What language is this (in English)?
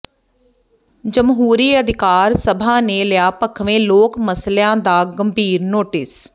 Punjabi